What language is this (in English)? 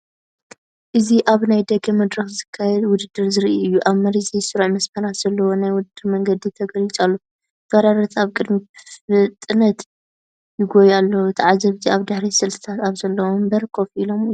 Tigrinya